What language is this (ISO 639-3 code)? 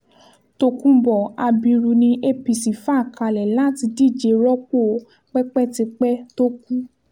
yor